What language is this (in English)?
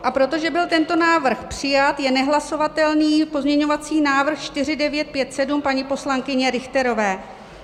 Czech